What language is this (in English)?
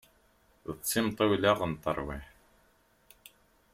Kabyle